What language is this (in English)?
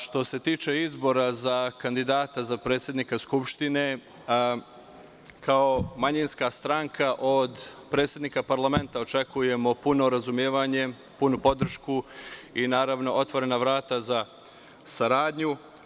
Serbian